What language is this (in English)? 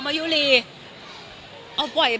Thai